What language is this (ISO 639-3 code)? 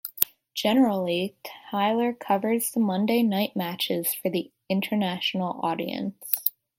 eng